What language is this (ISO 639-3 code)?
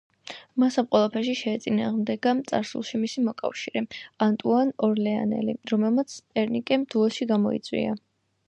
kat